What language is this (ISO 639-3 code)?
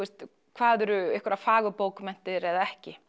isl